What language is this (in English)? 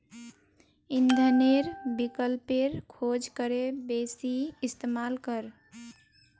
Magahi